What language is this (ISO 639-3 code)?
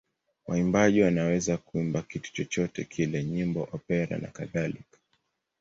swa